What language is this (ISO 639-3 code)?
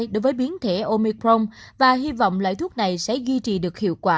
vie